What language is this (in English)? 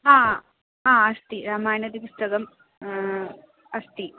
Sanskrit